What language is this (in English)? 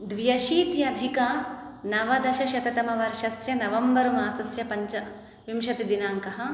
Sanskrit